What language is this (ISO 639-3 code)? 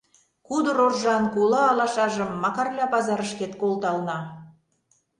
chm